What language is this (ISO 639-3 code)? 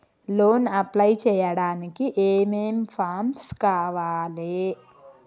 tel